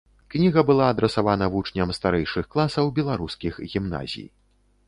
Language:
Belarusian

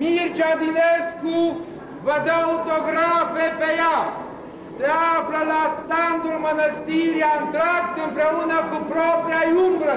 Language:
Romanian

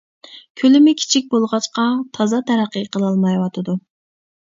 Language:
Uyghur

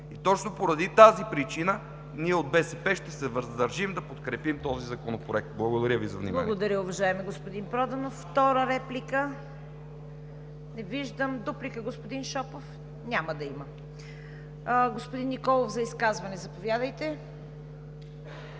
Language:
Bulgarian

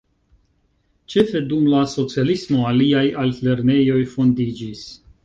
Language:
Esperanto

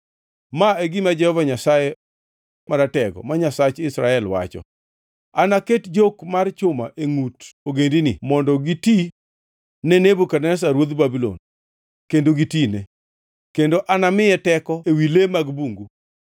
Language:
Luo (Kenya and Tanzania)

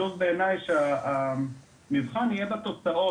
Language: Hebrew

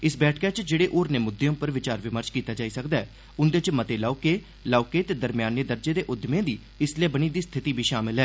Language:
Dogri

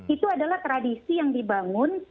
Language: Indonesian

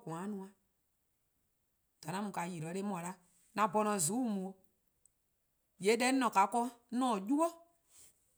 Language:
Eastern Krahn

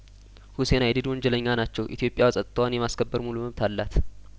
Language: Amharic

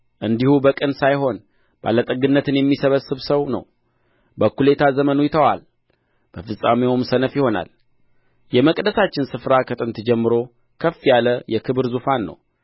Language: Amharic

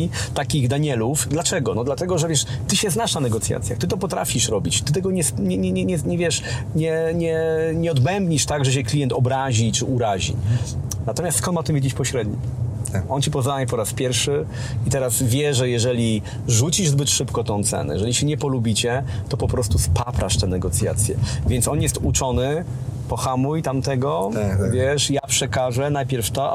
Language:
Polish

